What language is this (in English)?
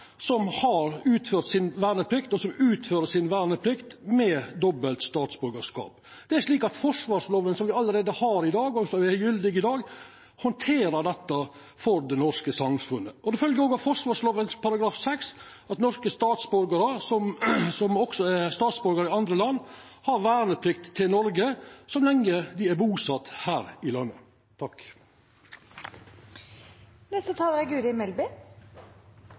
Norwegian